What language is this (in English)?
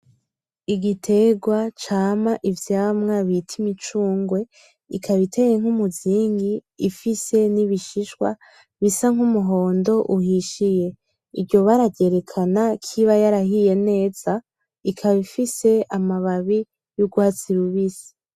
Rundi